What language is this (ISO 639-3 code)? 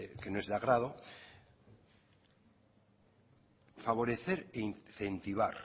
spa